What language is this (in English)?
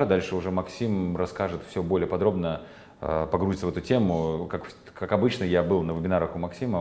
Russian